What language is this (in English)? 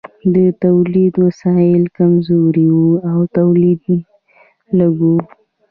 Pashto